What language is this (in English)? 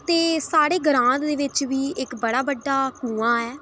Dogri